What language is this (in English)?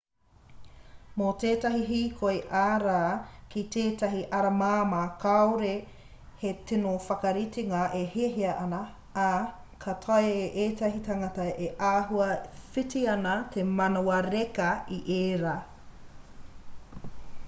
Māori